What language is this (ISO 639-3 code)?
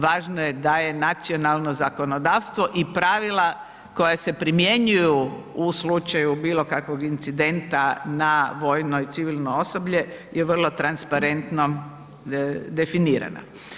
hrv